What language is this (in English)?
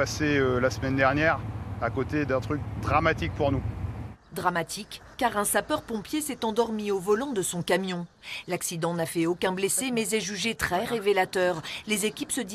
French